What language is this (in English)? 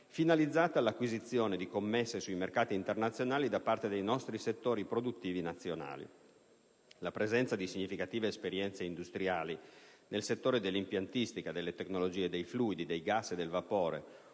Italian